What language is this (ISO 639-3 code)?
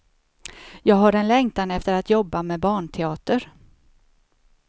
swe